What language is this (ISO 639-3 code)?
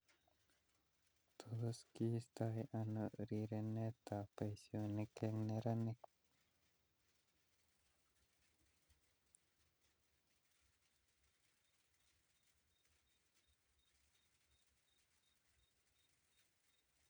kln